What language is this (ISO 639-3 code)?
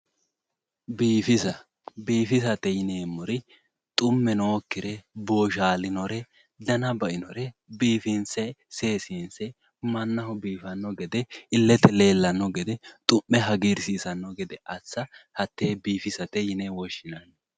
sid